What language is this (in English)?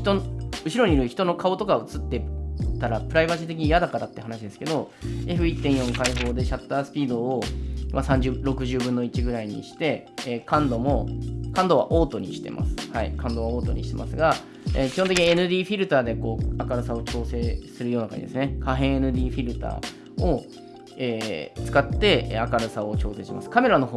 Japanese